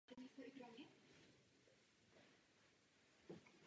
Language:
Czech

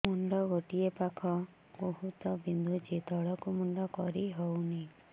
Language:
Odia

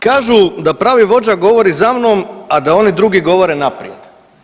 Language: Croatian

